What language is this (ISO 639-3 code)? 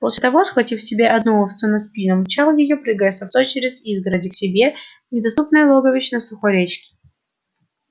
rus